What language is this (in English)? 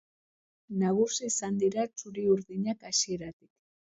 Basque